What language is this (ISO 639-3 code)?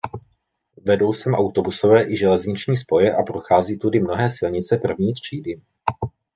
ces